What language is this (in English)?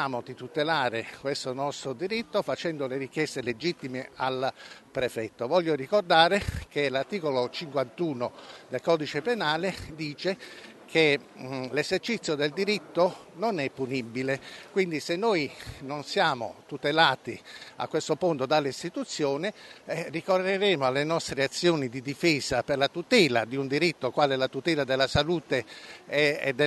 Italian